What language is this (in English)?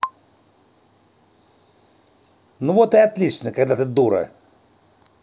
Russian